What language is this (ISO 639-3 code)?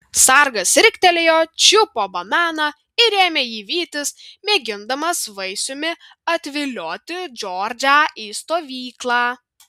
lit